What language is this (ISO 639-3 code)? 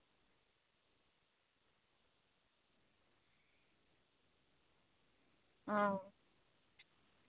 sat